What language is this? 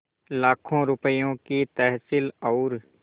Hindi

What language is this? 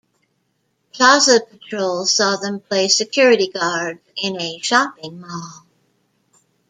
English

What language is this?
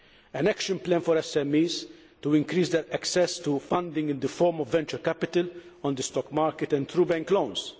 English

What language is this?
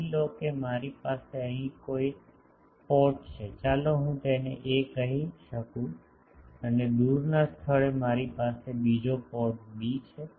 Gujarati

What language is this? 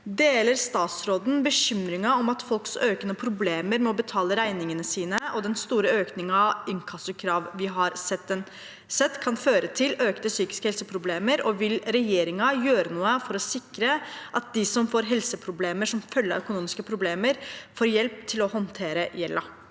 Norwegian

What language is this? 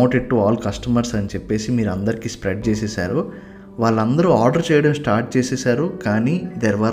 Telugu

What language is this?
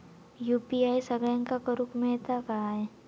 Marathi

